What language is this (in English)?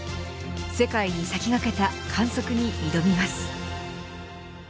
Japanese